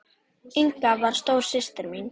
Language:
Icelandic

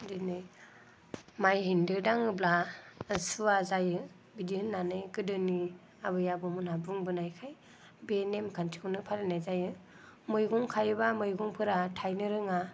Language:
Bodo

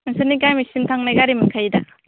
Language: Bodo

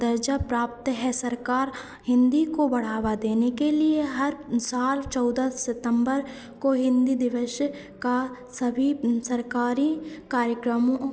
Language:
Hindi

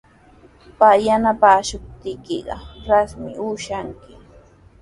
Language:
Sihuas Ancash Quechua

